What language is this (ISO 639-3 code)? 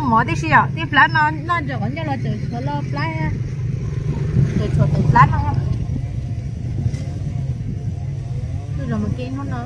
tha